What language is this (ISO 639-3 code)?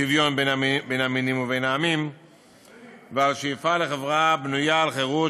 heb